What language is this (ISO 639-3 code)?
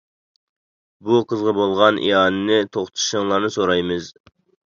uig